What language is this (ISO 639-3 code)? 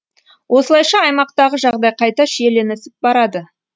kaz